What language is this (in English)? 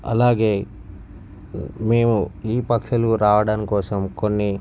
Telugu